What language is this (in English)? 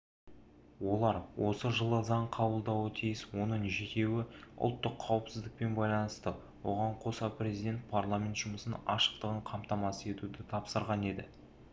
Kazakh